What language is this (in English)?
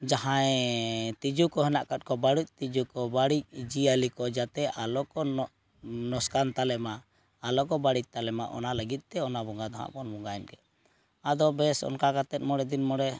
Santali